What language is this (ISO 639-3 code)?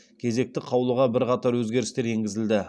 kaz